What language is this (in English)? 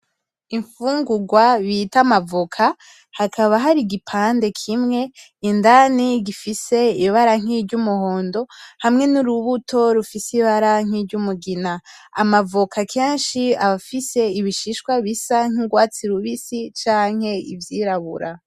Rundi